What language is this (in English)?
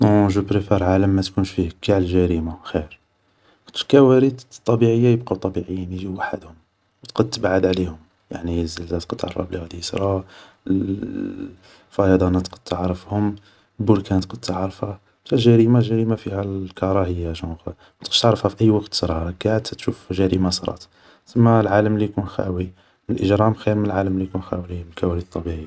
Algerian Arabic